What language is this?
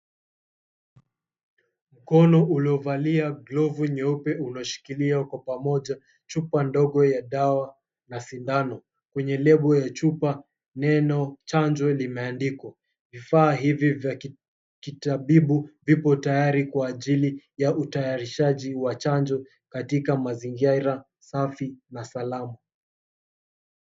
Swahili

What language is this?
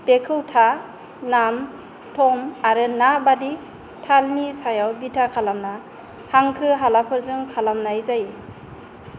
Bodo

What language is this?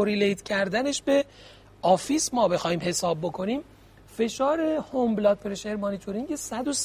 Persian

